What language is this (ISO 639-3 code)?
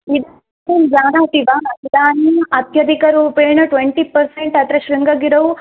san